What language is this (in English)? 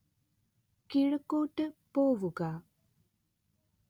Malayalam